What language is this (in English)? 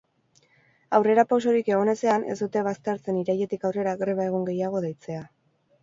Basque